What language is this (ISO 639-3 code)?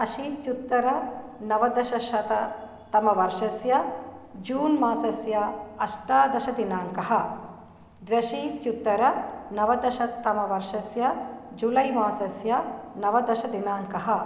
san